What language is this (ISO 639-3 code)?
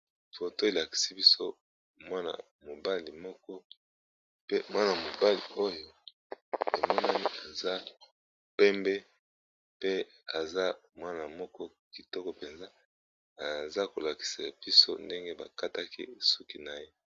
lin